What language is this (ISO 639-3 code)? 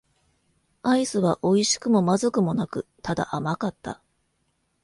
jpn